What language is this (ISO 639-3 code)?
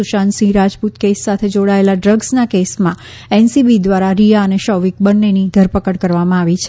guj